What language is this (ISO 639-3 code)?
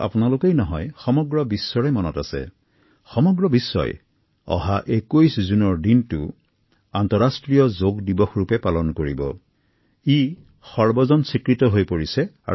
asm